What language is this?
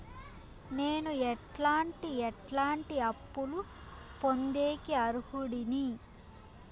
Telugu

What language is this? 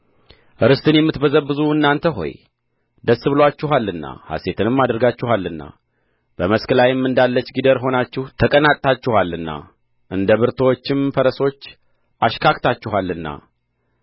Amharic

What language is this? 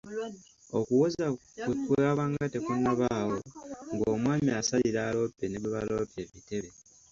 Ganda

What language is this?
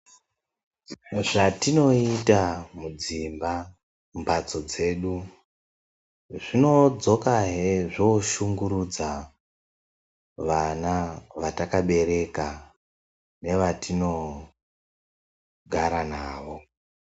Ndau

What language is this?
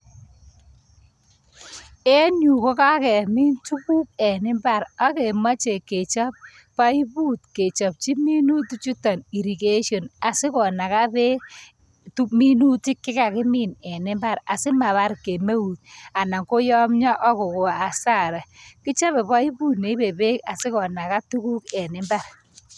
Kalenjin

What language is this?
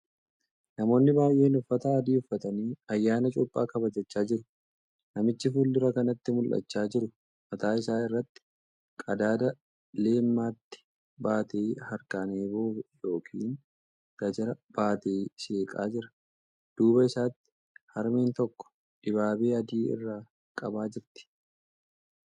Oromo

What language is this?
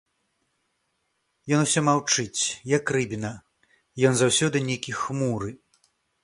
Belarusian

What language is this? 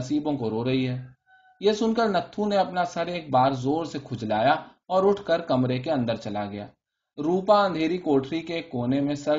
Urdu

